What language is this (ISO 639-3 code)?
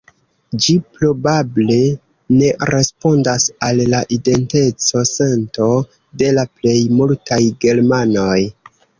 epo